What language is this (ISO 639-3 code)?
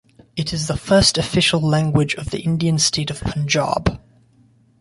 eng